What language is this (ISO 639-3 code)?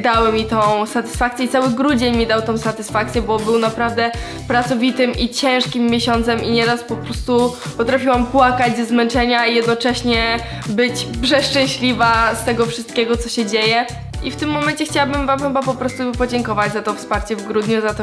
pol